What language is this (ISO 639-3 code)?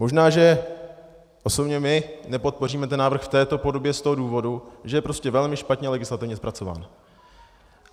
ces